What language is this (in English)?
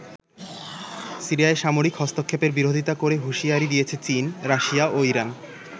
Bangla